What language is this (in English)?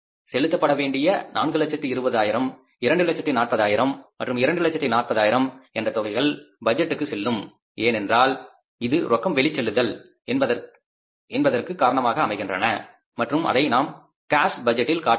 Tamil